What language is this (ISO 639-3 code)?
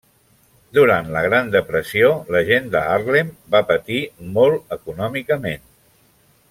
cat